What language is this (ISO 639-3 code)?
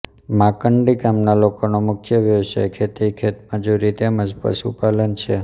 guj